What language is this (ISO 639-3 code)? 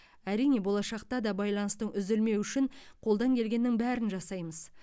kaz